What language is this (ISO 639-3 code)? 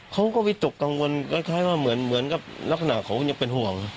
tha